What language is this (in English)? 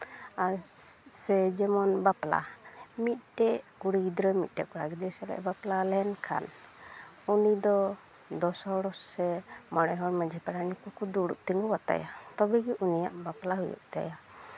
Santali